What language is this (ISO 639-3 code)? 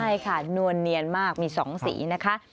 tha